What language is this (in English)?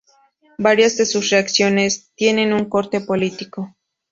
Spanish